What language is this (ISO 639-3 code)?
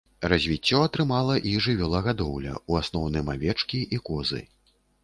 bel